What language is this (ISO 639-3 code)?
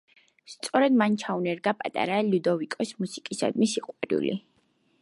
kat